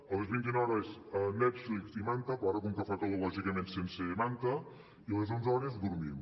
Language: Catalan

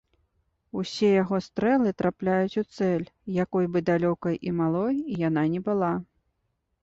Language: Belarusian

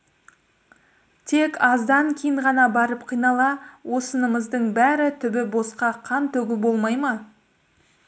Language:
Kazakh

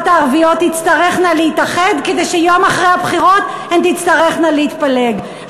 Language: Hebrew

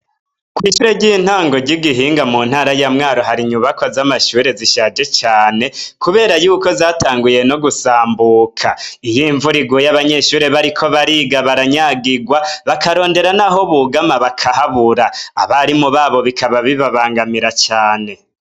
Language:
Rundi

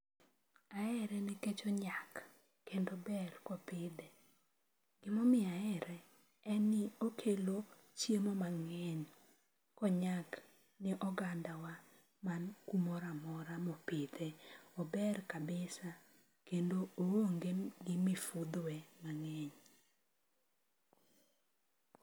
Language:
Luo (Kenya and Tanzania)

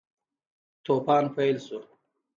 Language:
Pashto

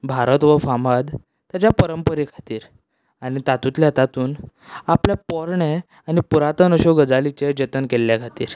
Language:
Konkani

